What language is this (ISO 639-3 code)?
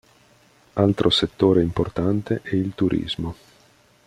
ita